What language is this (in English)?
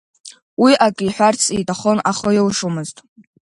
Abkhazian